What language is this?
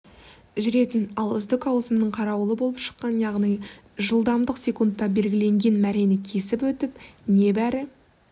Kazakh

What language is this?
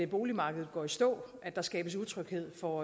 Danish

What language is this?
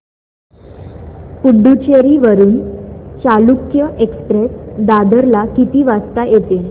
Marathi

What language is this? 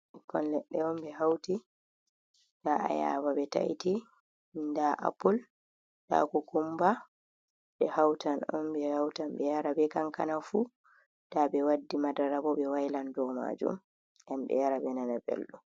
Fula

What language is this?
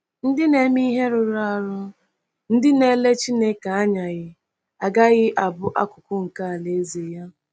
Igbo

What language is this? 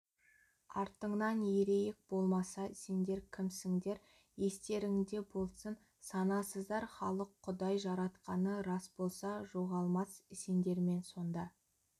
Kazakh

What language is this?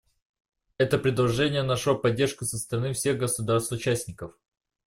Russian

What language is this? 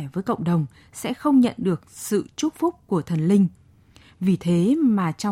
Vietnamese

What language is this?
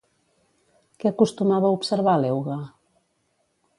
Catalan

